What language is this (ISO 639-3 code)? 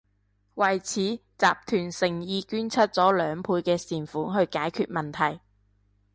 yue